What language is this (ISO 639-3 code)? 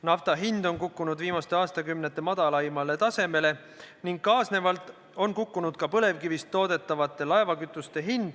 est